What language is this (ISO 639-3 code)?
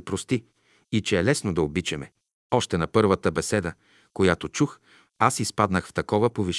bul